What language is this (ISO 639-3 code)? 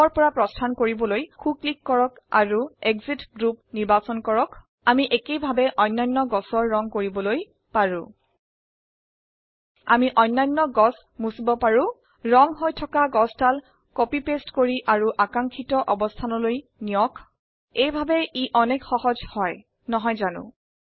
asm